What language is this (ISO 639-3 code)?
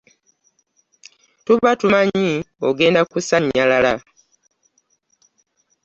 lug